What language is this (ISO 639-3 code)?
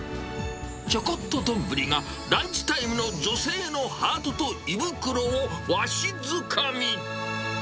jpn